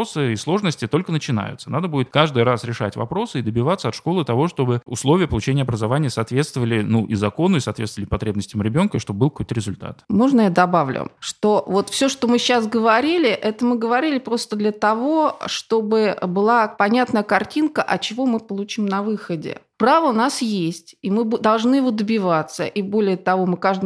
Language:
Russian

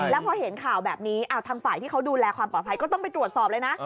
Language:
Thai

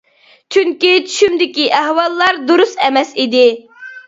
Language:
Uyghur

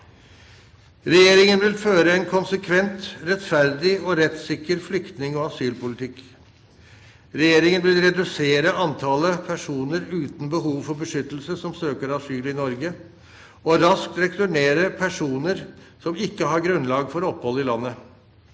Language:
Norwegian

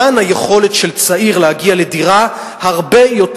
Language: Hebrew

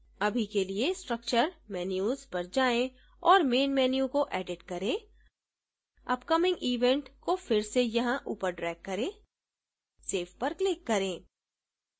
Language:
Hindi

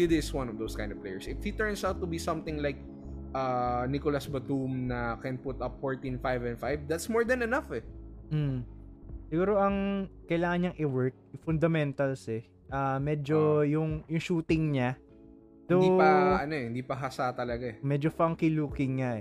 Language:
Filipino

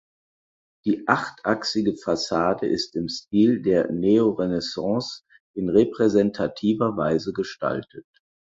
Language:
German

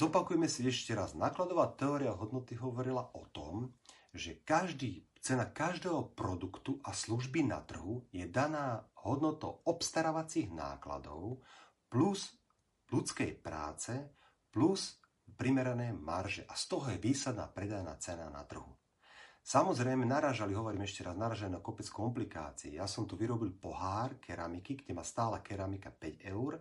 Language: Slovak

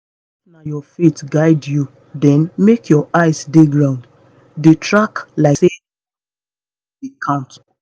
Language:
Nigerian Pidgin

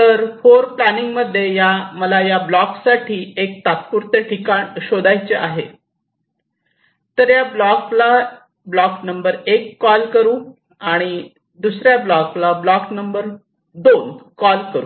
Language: Marathi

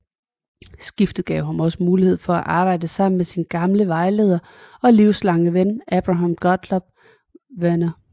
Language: Danish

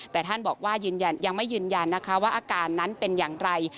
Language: Thai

